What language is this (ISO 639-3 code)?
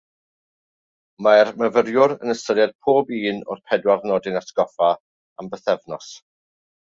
cym